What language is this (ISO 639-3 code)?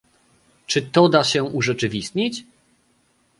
pol